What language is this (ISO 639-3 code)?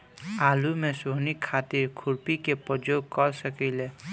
bho